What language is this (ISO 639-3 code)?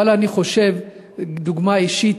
heb